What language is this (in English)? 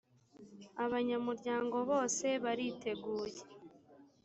Kinyarwanda